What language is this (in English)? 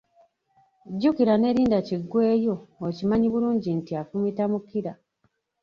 Ganda